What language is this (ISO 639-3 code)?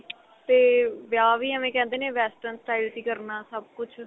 pan